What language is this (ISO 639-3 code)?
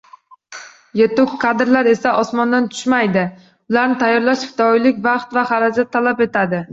uzb